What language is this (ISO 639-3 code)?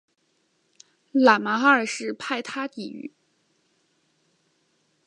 zho